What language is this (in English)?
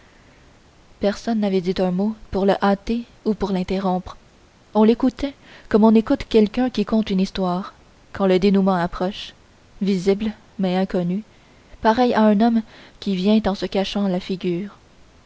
French